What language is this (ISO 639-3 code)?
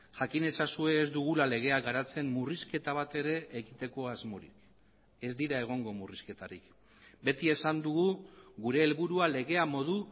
eus